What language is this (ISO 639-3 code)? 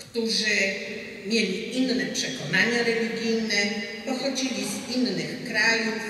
pol